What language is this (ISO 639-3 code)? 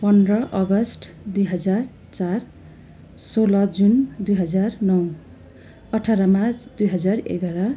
nep